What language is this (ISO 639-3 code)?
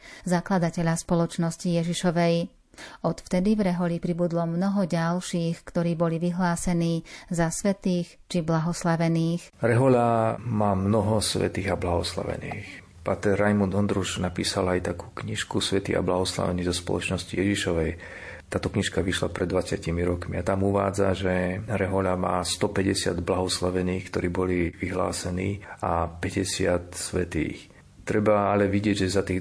slk